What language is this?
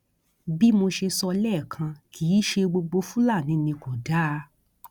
Yoruba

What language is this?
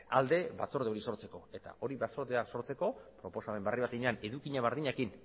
Basque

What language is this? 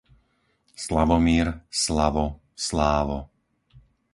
Slovak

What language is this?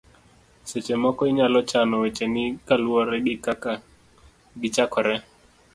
Luo (Kenya and Tanzania)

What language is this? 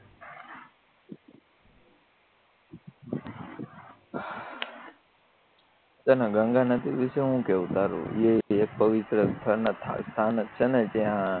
Gujarati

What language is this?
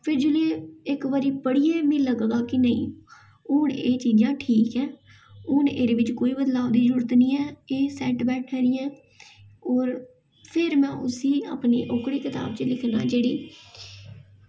Dogri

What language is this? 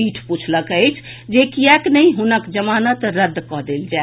Maithili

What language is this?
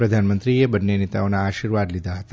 Gujarati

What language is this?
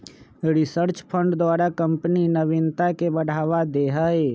Magahi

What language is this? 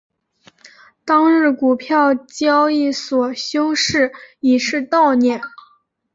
Chinese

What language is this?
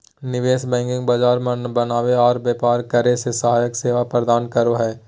Magahi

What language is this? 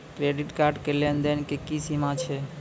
Maithili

